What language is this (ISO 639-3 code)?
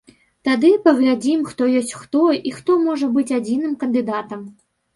bel